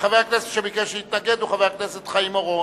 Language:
Hebrew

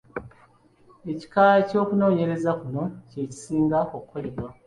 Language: Ganda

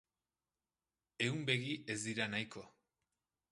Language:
Basque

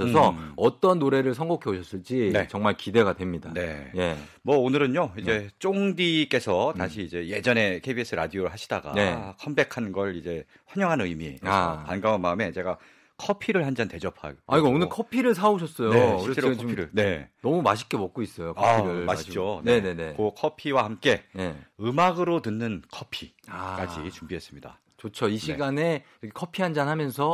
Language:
Korean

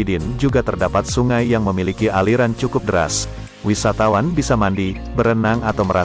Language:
Indonesian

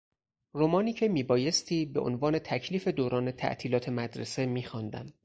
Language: Persian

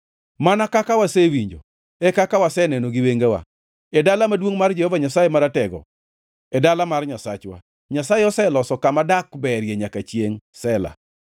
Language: Luo (Kenya and Tanzania)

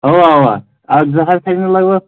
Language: Kashmiri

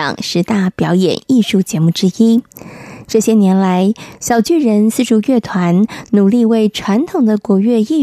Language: Chinese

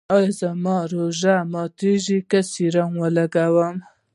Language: Pashto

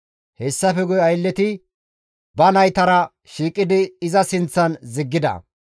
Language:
Gamo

